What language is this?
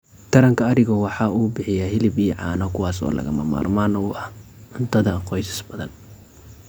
Somali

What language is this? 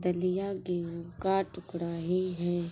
Hindi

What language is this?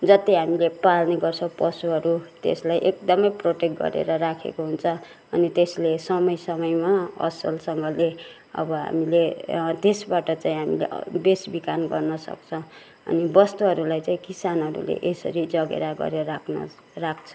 Nepali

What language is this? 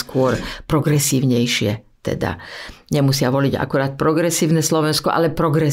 Slovak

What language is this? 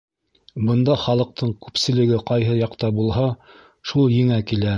Bashkir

